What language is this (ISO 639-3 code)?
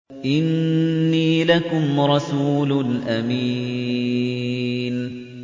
ara